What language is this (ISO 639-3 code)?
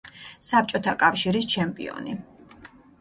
kat